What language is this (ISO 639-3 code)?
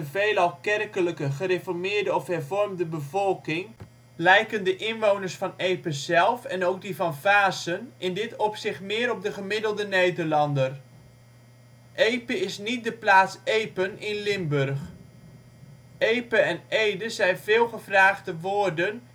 nld